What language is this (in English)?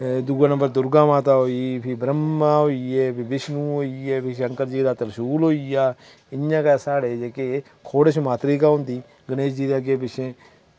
Dogri